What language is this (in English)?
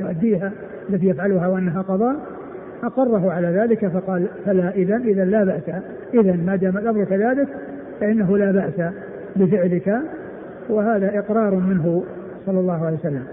Arabic